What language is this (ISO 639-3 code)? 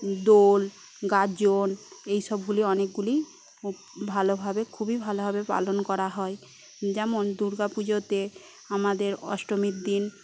ben